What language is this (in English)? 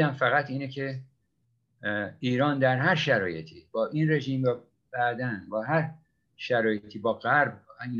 Persian